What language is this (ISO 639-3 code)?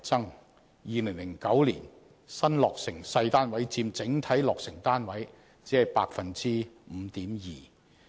yue